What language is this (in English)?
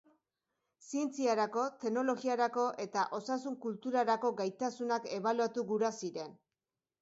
Basque